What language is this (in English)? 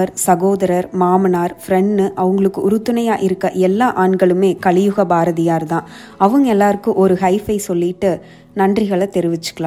Tamil